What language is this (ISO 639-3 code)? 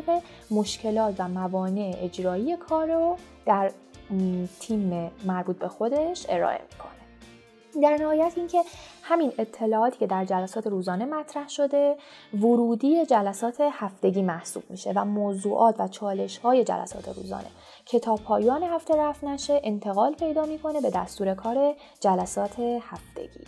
fas